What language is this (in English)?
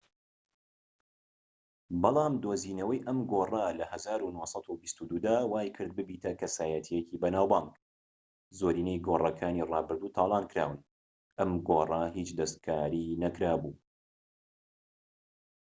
Central Kurdish